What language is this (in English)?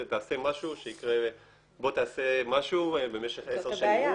Hebrew